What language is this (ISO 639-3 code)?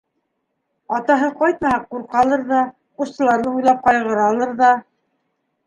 bak